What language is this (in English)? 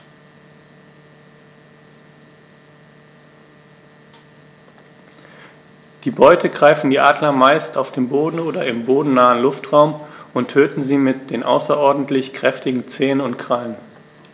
German